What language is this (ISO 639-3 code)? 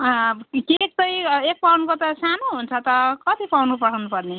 nep